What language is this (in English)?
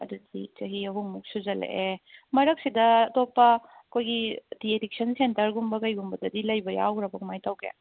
Manipuri